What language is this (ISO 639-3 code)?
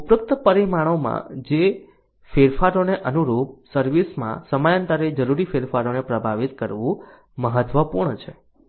guj